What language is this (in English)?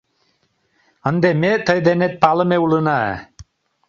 Mari